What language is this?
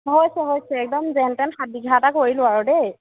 Assamese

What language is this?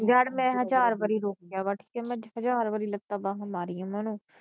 Punjabi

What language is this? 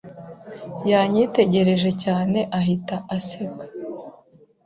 Kinyarwanda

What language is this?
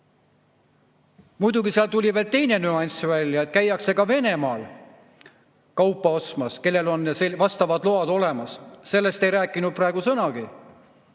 Estonian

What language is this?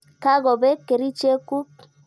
Kalenjin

